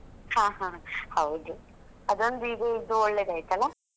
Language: Kannada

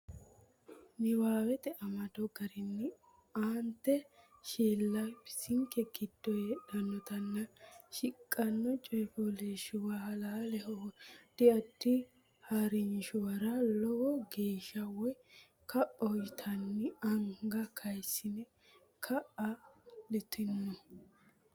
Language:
Sidamo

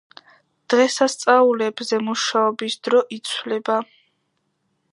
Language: Georgian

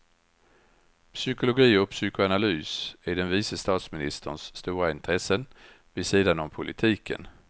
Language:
Swedish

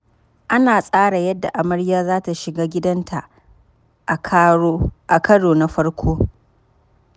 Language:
Hausa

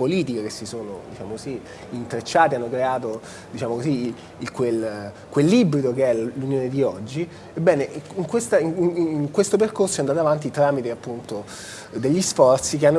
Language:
Italian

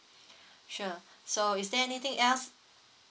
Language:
English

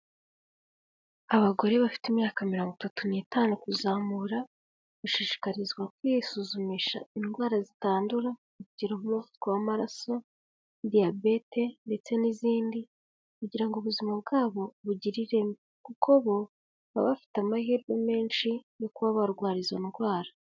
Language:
Kinyarwanda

